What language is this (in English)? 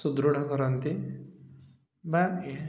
Odia